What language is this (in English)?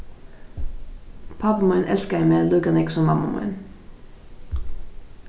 Faroese